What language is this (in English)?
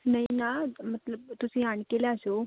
Punjabi